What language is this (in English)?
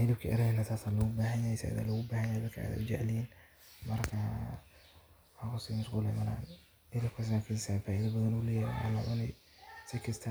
Somali